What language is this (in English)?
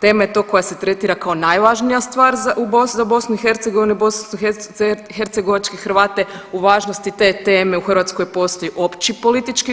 Croatian